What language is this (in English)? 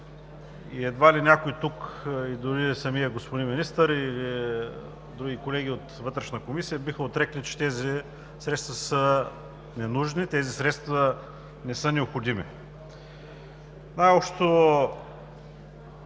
Bulgarian